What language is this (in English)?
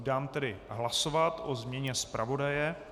Czech